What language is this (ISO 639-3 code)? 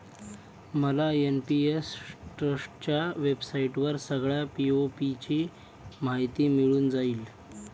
mar